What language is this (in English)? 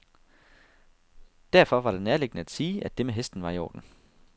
Danish